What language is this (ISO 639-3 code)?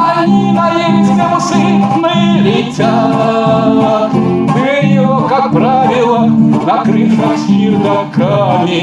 rus